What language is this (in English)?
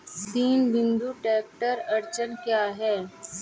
Hindi